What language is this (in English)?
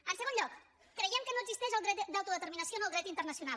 Catalan